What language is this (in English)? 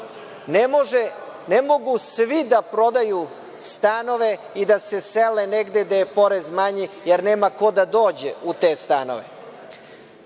Serbian